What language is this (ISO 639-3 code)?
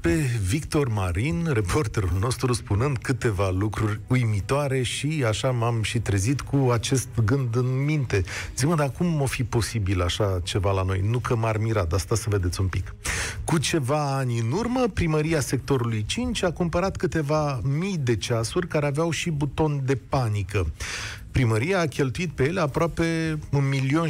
ron